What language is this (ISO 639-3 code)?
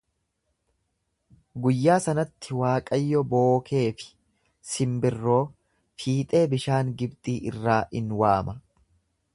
orm